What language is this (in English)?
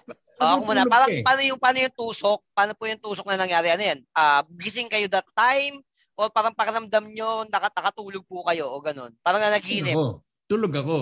Filipino